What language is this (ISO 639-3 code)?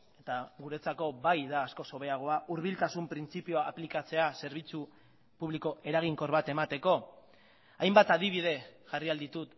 eus